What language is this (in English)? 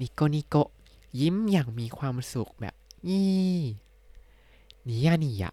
Thai